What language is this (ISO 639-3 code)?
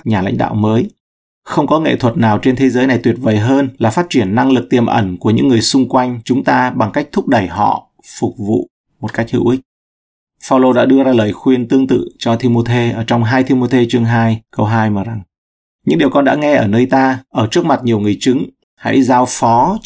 vie